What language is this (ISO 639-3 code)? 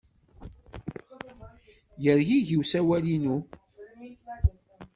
kab